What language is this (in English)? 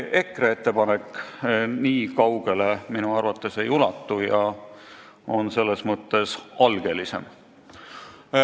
Estonian